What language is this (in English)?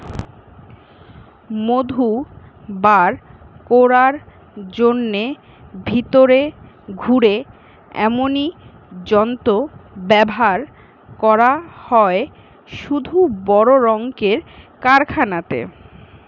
Bangla